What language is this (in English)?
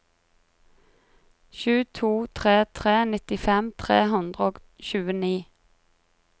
Norwegian